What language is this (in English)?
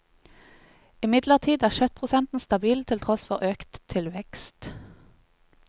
Norwegian